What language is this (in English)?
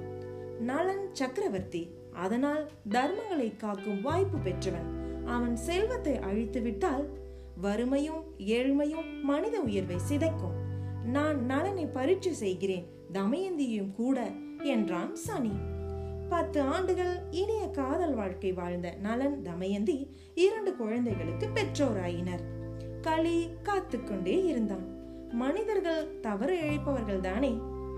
Tamil